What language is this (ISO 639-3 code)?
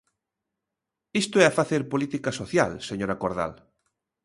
glg